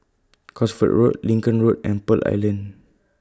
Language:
English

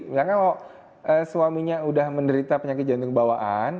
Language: Indonesian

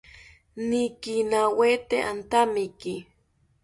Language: South Ucayali Ashéninka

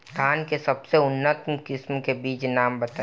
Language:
Bhojpuri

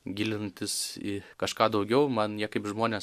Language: Lithuanian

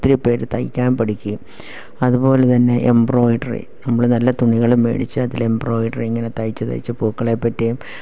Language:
Malayalam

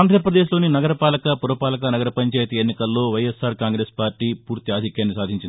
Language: Telugu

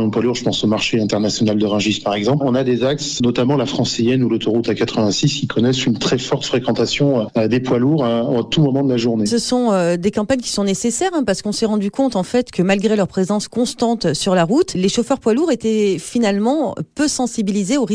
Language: French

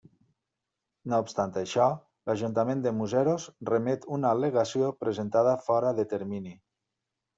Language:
Catalan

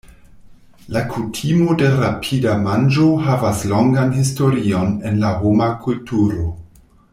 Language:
Esperanto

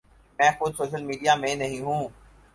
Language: Urdu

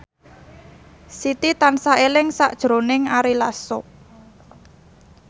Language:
Javanese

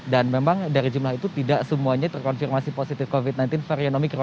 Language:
Indonesian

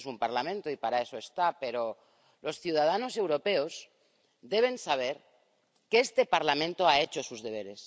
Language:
Spanish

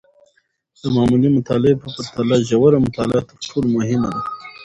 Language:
Pashto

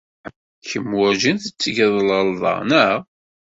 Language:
Kabyle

